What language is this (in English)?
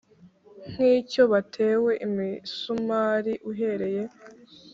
Kinyarwanda